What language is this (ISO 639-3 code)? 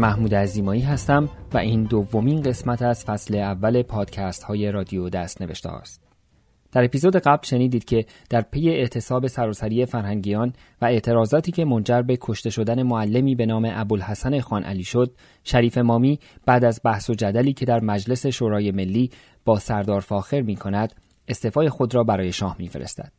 fas